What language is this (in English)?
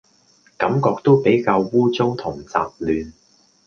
Cantonese